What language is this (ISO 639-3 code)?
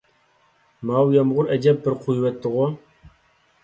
uig